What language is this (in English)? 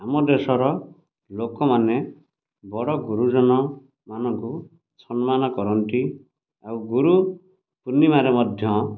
Odia